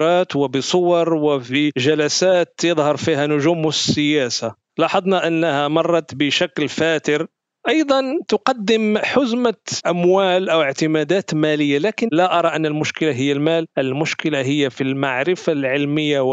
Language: Arabic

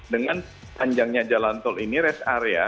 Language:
Indonesian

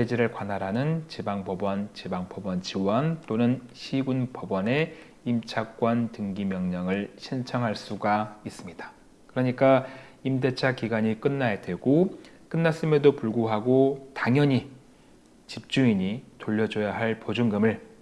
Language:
Korean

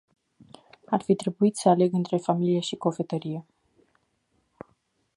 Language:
Romanian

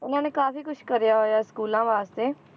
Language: Punjabi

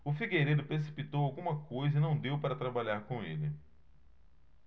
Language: Portuguese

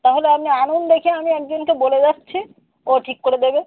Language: Bangla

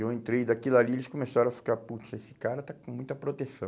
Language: Portuguese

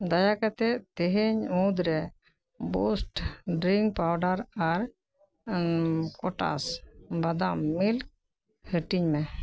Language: Santali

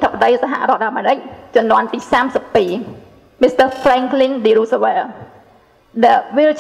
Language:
Thai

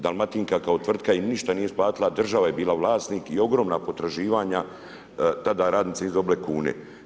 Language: Croatian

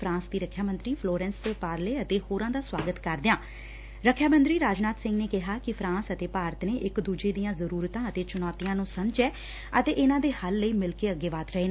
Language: Punjabi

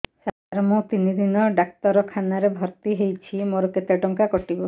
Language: Odia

